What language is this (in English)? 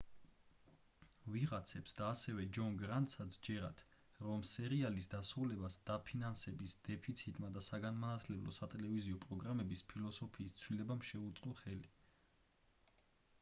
Georgian